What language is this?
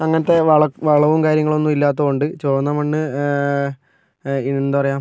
Malayalam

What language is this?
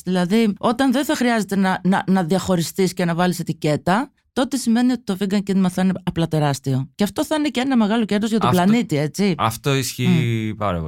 Greek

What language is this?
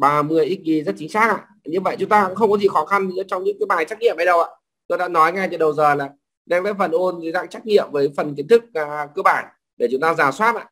Vietnamese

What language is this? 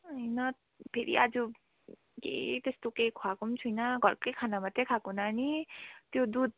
Nepali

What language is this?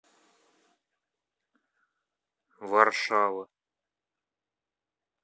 Russian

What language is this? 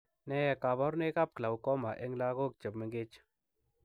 Kalenjin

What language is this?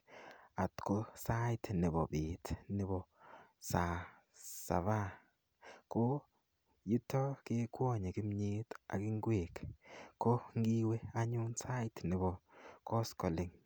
Kalenjin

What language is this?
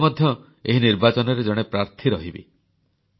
Odia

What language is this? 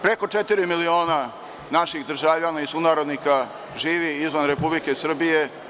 Serbian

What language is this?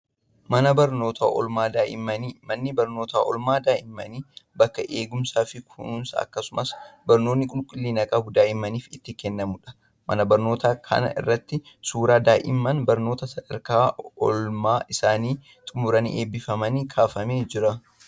Oromo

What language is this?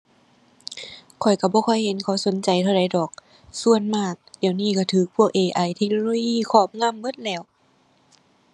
Thai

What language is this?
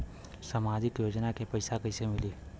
Bhojpuri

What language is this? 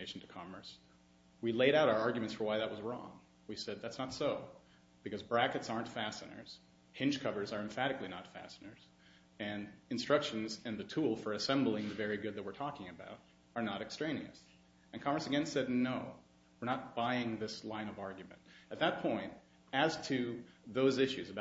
English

